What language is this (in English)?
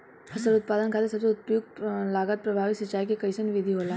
Bhojpuri